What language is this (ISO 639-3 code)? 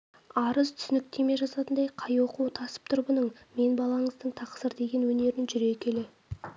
kaz